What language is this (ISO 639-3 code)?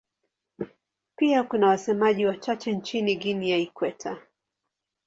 swa